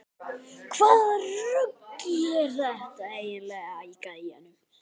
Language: Icelandic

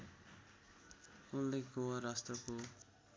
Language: Nepali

